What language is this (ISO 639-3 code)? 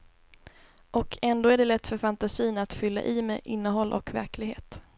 swe